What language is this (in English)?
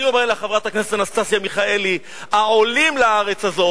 Hebrew